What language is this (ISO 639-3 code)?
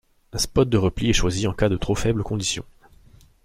fra